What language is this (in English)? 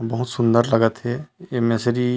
Chhattisgarhi